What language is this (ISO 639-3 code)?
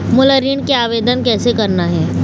hne